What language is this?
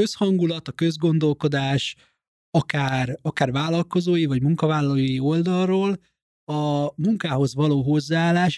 Hungarian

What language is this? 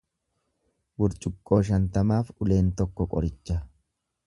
Oromo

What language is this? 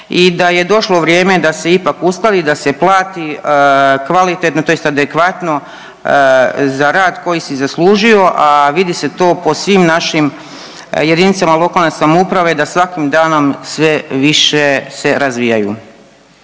Croatian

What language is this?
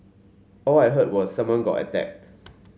English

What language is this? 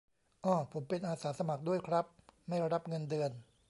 Thai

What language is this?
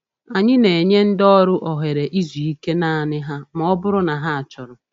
Igbo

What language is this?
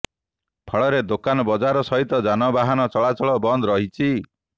Odia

